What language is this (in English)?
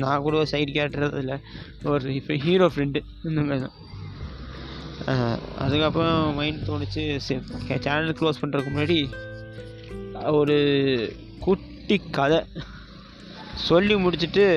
Tamil